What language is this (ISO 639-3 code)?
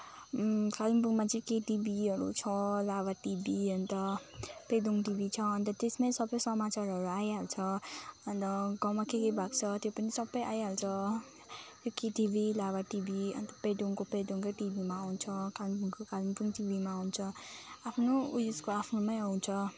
nep